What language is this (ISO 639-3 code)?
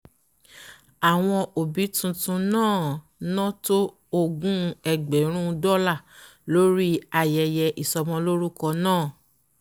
yor